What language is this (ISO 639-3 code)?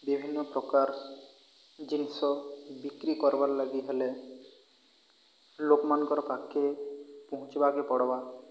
ori